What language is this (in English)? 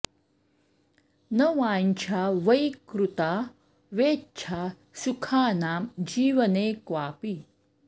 Sanskrit